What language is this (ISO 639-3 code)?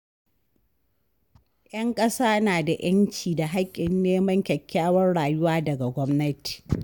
hau